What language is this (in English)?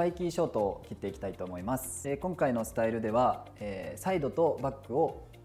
Japanese